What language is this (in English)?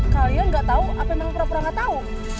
Indonesian